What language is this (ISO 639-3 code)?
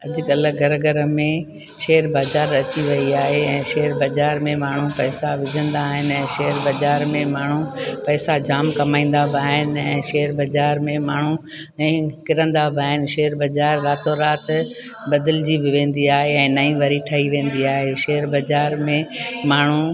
snd